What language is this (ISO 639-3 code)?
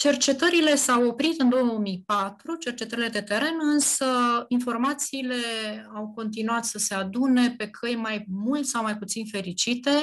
ron